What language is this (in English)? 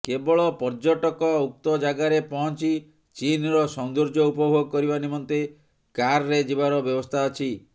Odia